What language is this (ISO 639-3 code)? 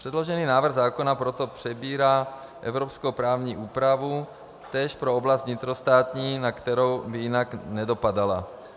ces